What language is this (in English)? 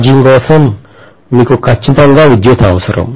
Telugu